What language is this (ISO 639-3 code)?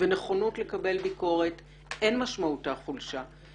heb